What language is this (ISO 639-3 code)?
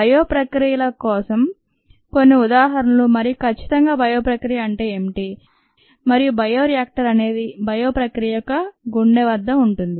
tel